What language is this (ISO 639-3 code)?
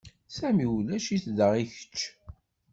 kab